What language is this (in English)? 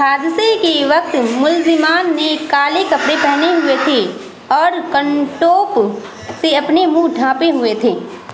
Urdu